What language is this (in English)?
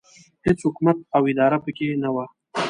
Pashto